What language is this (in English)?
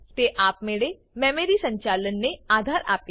Gujarati